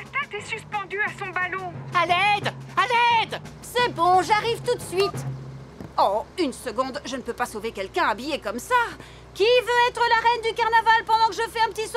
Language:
French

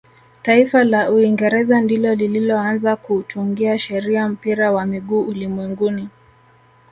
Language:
Swahili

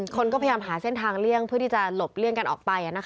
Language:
Thai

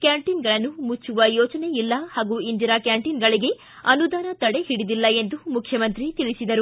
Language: Kannada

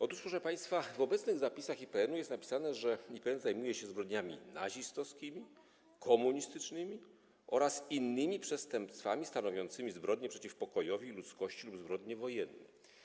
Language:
Polish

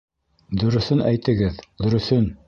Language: Bashkir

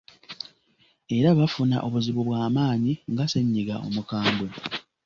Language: Ganda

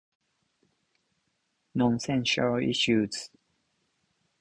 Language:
Japanese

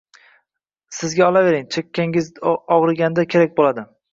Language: Uzbek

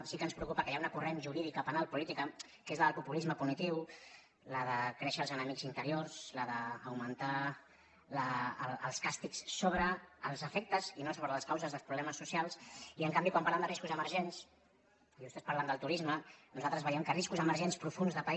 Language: Catalan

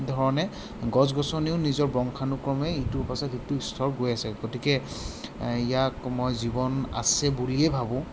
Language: Assamese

